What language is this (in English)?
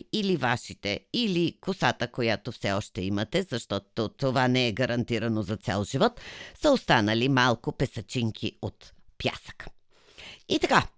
Bulgarian